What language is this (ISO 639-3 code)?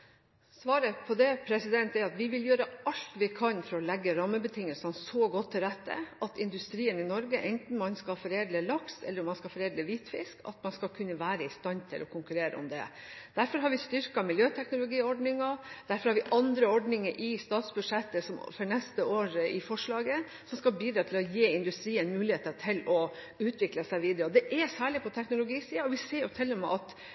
nor